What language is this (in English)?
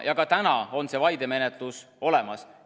Estonian